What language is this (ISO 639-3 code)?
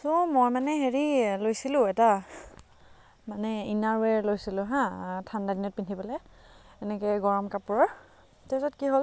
asm